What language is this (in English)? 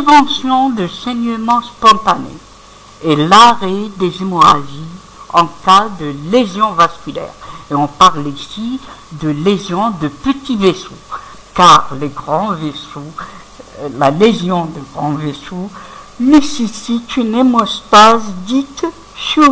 French